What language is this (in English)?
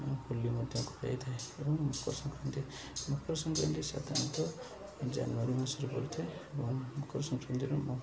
Odia